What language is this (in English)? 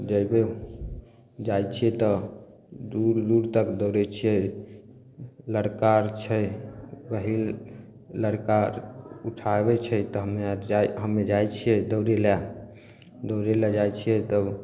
Maithili